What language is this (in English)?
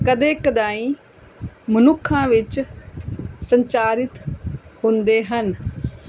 Punjabi